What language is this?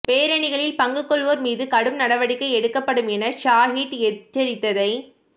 Tamil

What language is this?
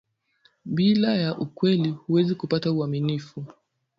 Swahili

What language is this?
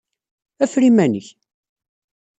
Kabyle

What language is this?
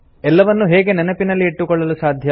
Kannada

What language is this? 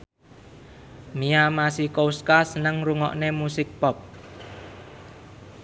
Javanese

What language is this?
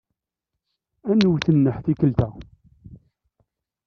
Kabyle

